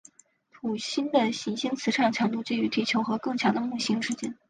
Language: Chinese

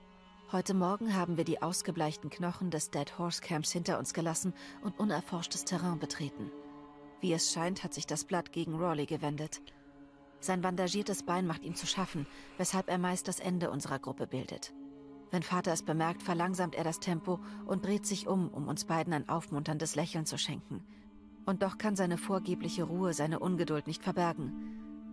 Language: German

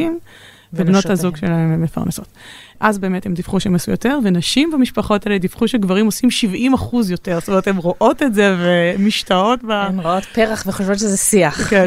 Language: Hebrew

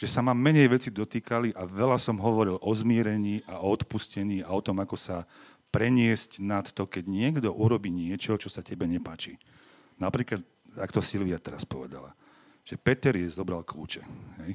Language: Slovak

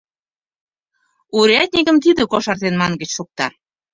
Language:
Mari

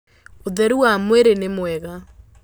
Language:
Kikuyu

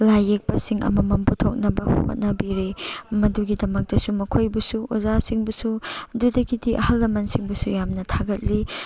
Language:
Manipuri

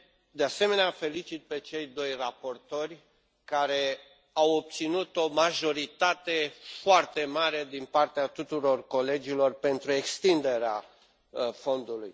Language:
Romanian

